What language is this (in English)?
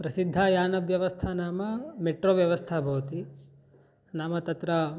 Sanskrit